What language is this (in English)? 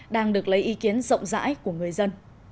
Vietnamese